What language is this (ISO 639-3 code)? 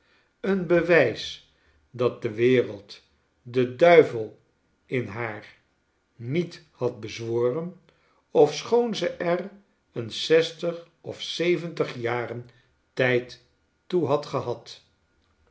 nld